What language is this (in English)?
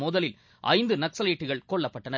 Tamil